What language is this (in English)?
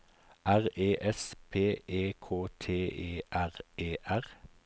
Norwegian